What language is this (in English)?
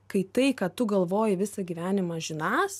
Lithuanian